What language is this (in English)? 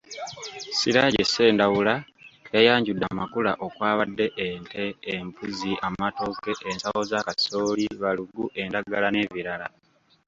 Ganda